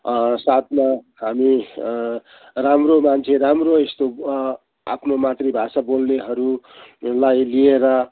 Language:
Nepali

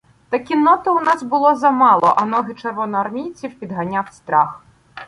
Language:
Ukrainian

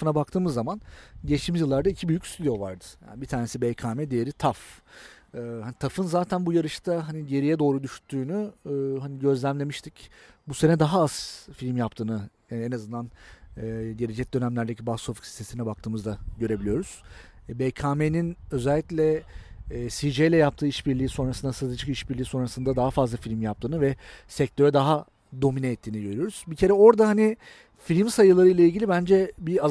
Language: Turkish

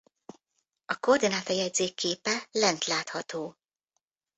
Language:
Hungarian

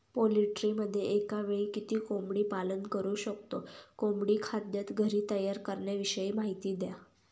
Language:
Marathi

